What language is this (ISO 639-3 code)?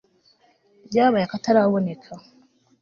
kin